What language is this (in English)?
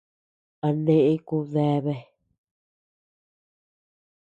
Tepeuxila Cuicatec